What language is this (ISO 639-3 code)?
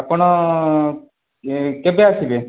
ori